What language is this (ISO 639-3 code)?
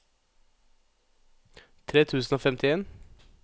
nor